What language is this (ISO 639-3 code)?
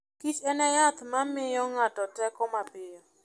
luo